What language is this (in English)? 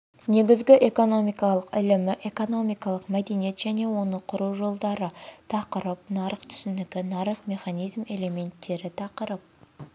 Kazakh